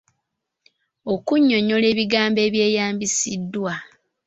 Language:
Ganda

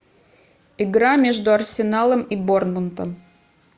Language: Russian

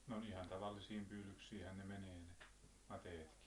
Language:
Finnish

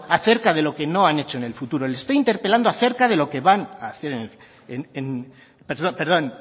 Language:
Spanish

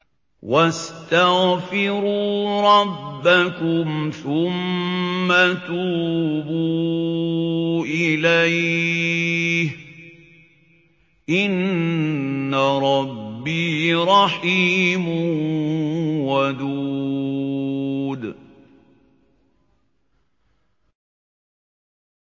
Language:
Arabic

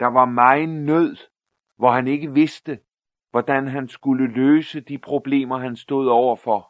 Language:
Danish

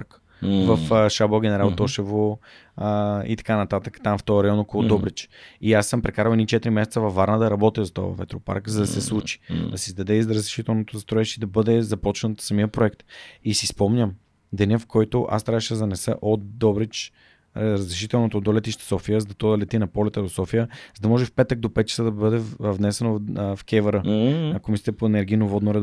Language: Bulgarian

